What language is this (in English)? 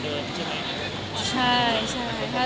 Thai